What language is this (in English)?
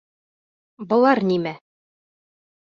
Bashkir